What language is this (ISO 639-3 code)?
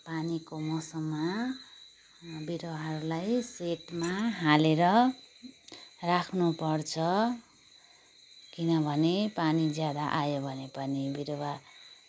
nep